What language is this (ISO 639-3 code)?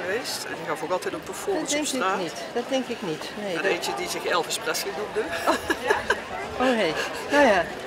nld